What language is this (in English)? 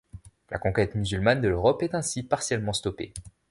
French